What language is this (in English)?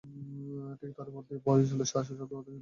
Bangla